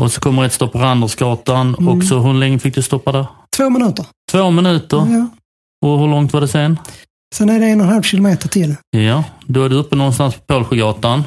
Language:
Swedish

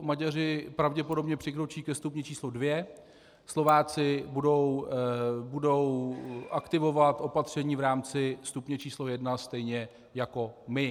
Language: Czech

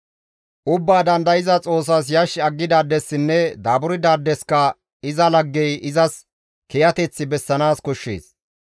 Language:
Gamo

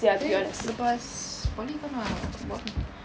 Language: English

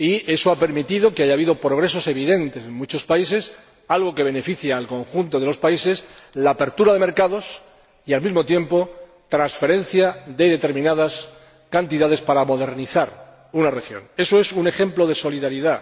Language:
Spanish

